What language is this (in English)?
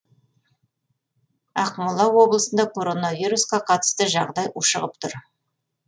Kazakh